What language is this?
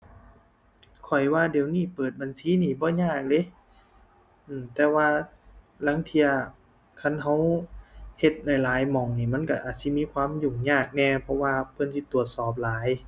Thai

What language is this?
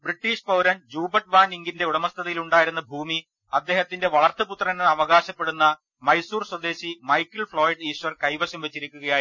Malayalam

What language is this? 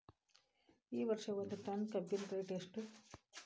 Kannada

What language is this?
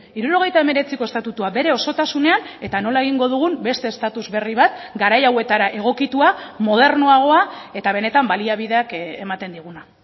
Basque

